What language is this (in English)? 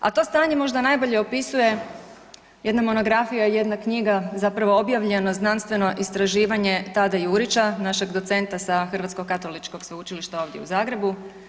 Croatian